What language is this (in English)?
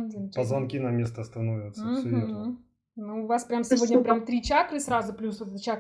Russian